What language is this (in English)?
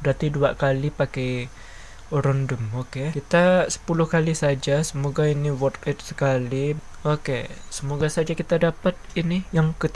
Indonesian